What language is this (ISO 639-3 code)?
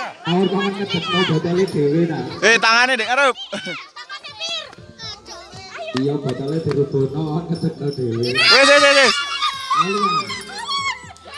spa